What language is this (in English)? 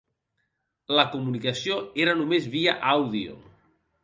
Catalan